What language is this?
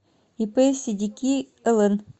Russian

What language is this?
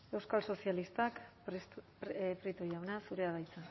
Basque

